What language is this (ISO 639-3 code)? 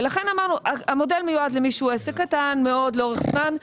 heb